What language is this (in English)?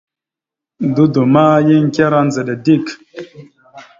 Mada (Cameroon)